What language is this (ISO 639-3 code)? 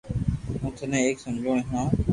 lrk